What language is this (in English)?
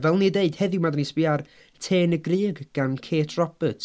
Welsh